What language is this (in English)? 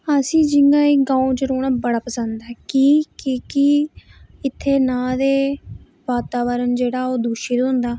Dogri